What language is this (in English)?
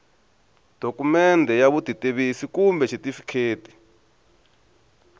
Tsonga